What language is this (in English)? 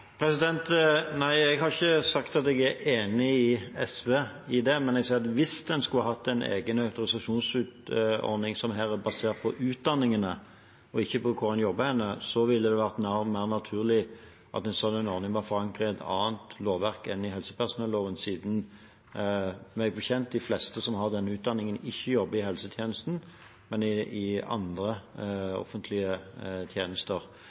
Norwegian Bokmål